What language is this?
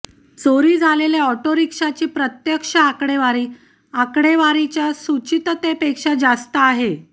Marathi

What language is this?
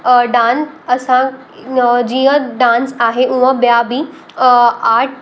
Sindhi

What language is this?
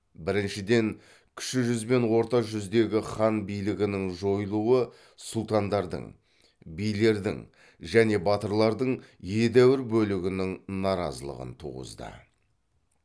Kazakh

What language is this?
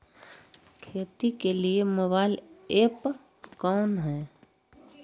Magahi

